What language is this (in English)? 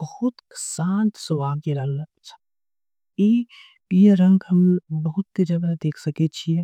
Angika